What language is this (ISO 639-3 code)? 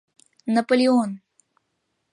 chm